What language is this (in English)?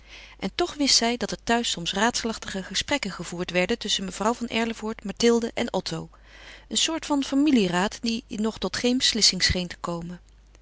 Dutch